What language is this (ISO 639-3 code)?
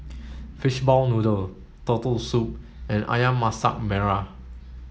eng